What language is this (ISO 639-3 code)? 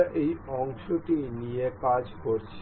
ben